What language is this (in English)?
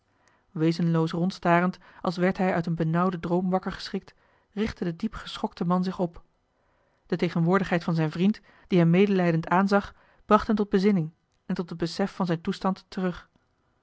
Dutch